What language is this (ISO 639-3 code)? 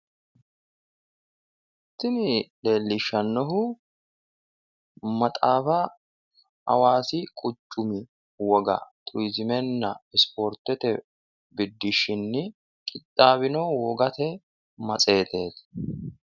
sid